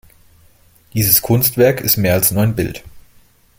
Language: German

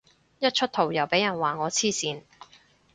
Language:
Cantonese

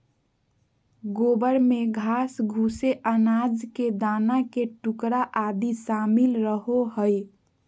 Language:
Magahi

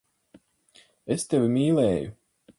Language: Latvian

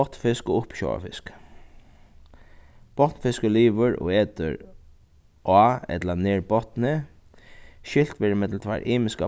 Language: Faroese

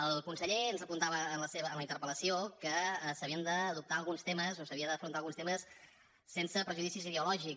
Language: Catalan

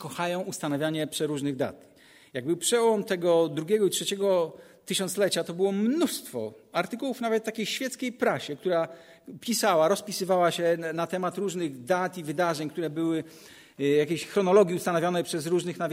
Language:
Polish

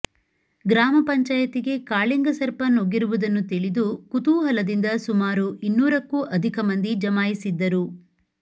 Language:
Kannada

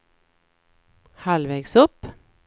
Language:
Swedish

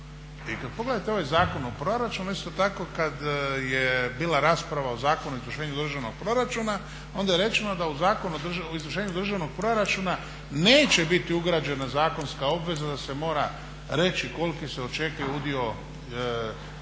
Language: Croatian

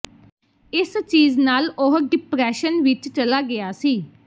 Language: Punjabi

